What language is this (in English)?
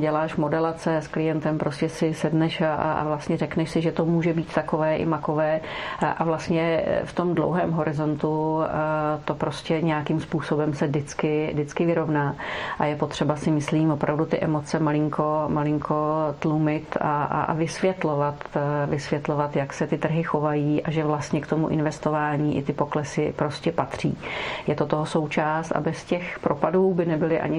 Czech